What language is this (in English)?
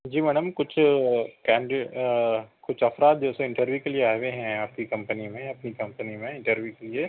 Urdu